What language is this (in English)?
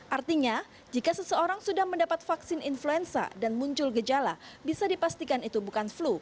Indonesian